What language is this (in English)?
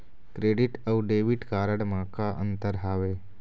Chhattisgarhi